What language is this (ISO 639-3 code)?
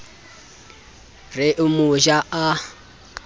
sot